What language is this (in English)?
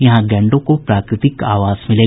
Hindi